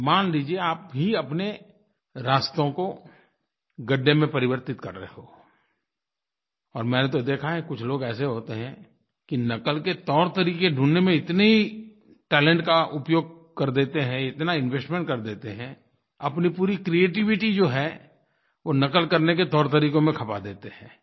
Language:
Hindi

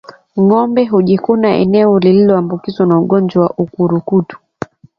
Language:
Swahili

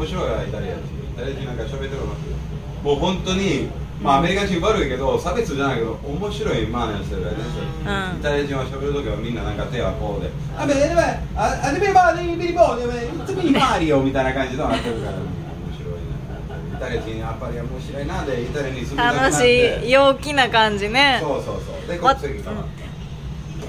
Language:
Japanese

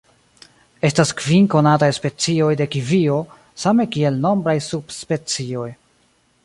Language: Esperanto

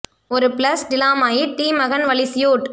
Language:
Tamil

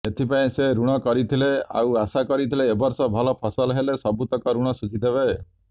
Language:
Odia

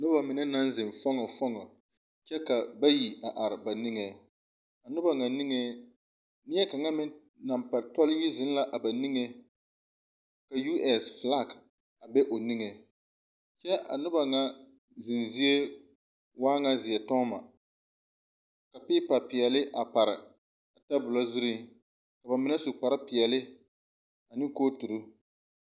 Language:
Southern Dagaare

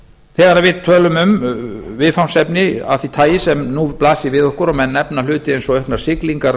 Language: Icelandic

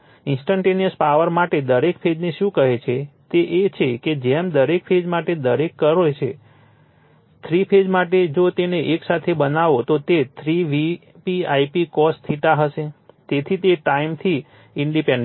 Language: Gujarati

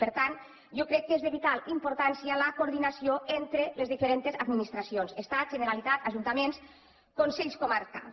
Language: Catalan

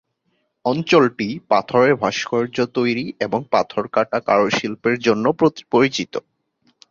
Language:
Bangla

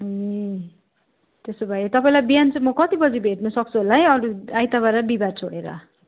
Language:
Nepali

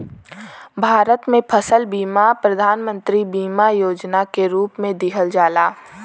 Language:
Bhojpuri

